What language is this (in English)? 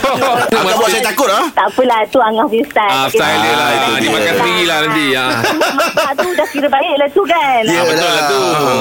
Malay